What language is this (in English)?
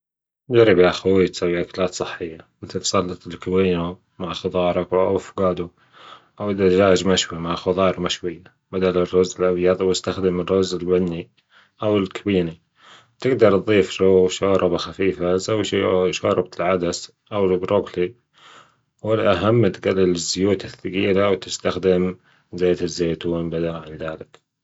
Gulf Arabic